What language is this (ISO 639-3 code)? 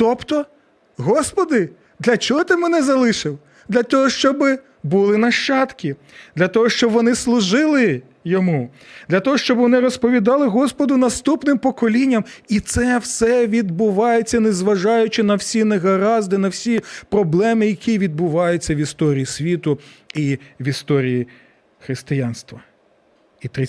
ukr